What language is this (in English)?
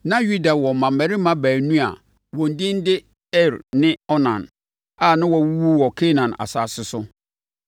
Akan